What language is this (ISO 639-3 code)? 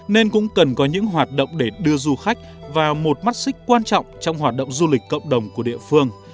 vie